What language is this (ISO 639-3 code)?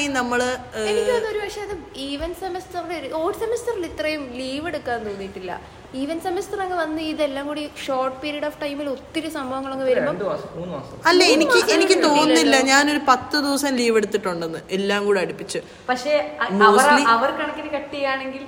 mal